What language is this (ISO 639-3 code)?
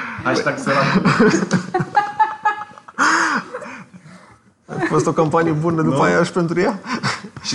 ron